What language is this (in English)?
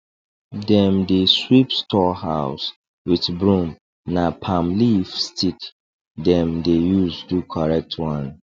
Nigerian Pidgin